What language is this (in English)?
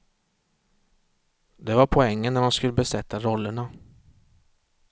Swedish